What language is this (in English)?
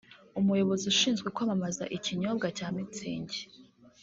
Kinyarwanda